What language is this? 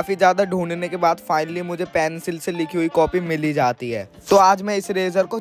Hindi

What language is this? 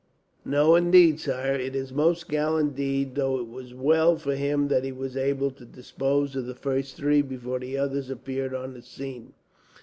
English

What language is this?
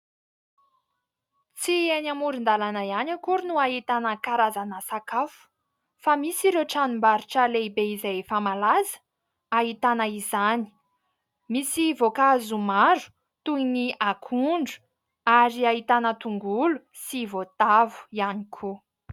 Malagasy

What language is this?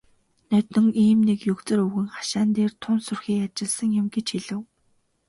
Mongolian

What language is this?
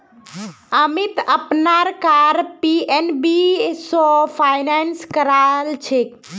Magahi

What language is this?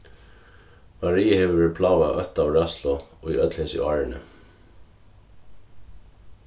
Faroese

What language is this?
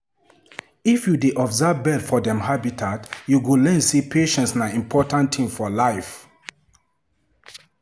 Nigerian Pidgin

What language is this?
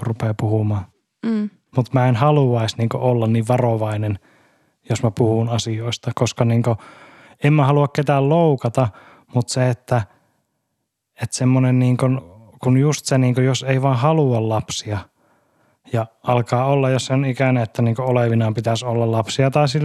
Finnish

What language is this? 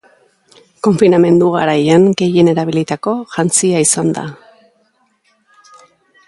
Basque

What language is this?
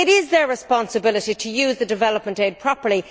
English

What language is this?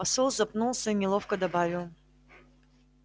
Russian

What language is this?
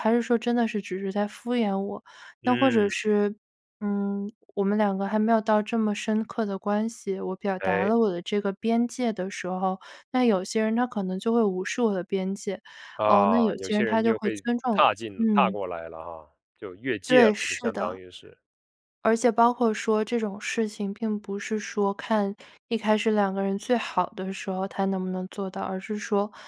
Chinese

